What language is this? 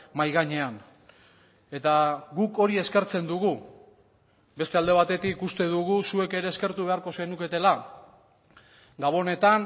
Basque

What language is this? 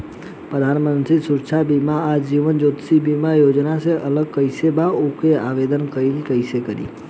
Bhojpuri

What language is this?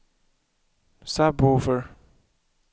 Swedish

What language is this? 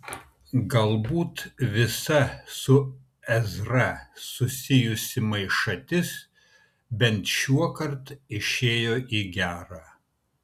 Lithuanian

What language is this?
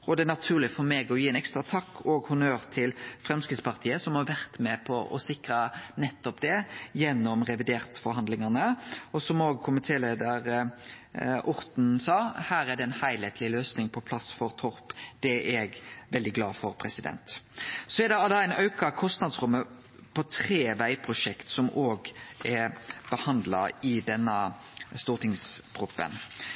Norwegian Nynorsk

